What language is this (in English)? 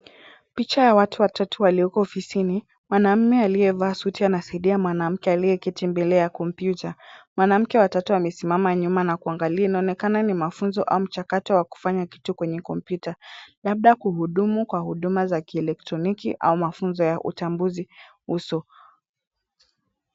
Swahili